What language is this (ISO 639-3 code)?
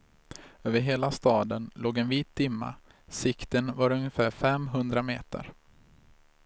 swe